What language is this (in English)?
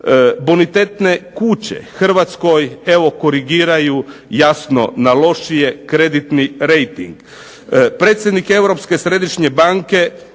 Croatian